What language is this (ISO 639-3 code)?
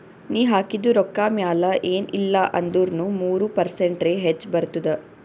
kan